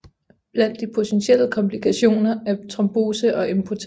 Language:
Danish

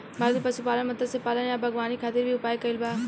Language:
Bhojpuri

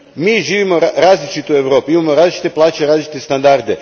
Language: Croatian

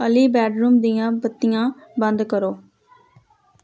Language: Punjabi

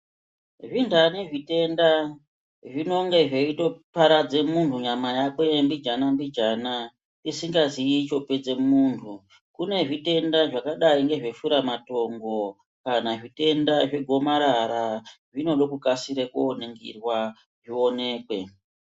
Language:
Ndau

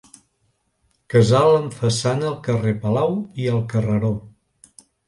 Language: Catalan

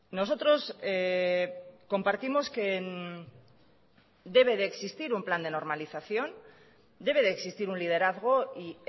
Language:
Spanish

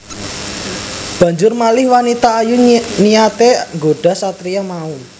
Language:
Javanese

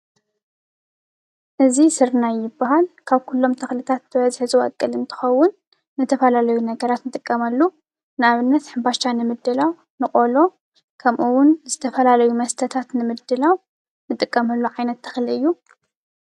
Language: Tigrinya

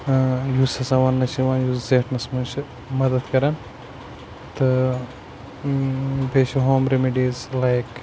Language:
Kashmiri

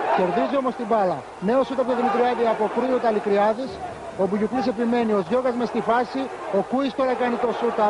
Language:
Greek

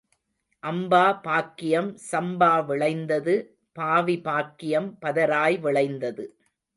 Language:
Tamil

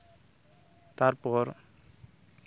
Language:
Santali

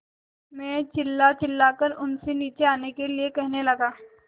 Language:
Hindi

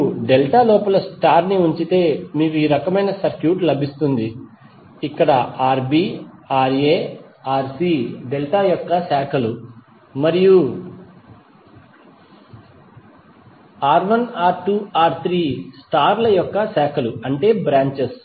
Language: Telugu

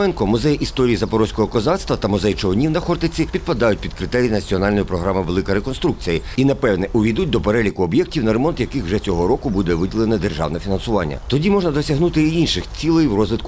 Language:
Ukrainian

